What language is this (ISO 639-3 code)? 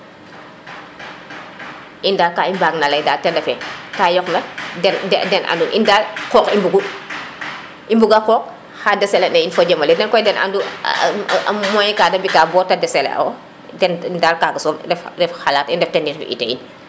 srr